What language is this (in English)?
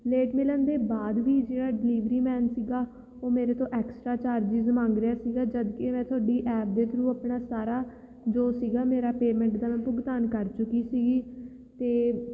Punjabi